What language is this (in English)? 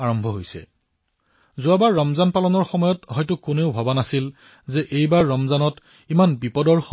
Assamese